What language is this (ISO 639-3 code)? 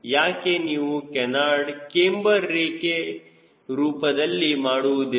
kan